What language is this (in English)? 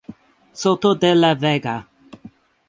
Spanish